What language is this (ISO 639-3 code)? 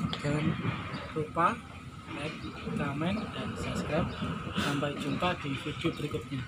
ind